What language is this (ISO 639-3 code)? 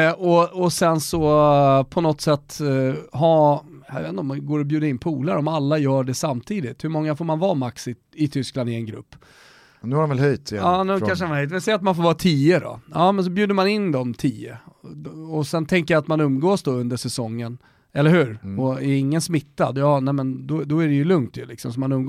swe